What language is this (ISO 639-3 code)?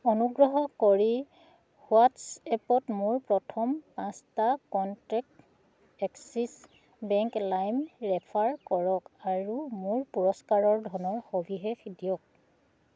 asm